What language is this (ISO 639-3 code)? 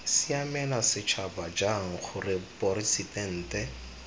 tsn